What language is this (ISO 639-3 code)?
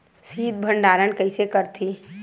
hne